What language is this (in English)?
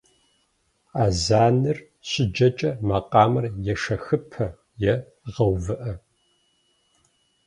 Kabardian